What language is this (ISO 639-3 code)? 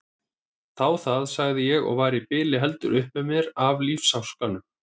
isl